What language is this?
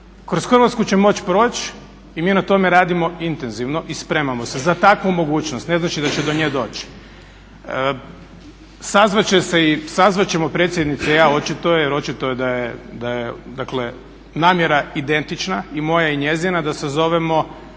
Croatian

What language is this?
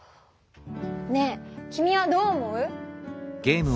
Japanese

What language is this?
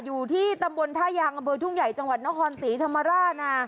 Thai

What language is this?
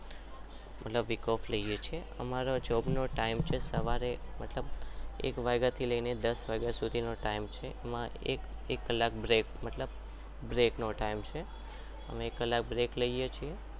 Gujarati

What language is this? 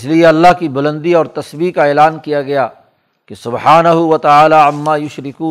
Urdu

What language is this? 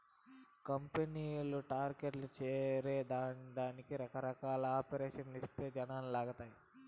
Telugu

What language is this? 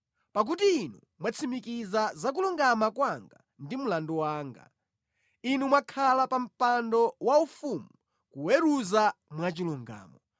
Nyanja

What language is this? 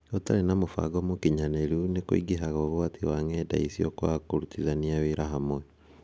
Kikuyu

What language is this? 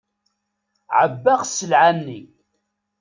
Kabyle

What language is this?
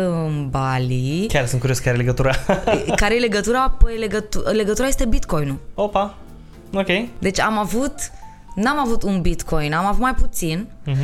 Romanian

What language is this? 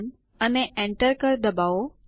Gujarati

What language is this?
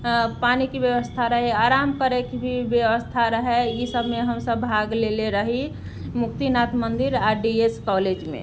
Maithili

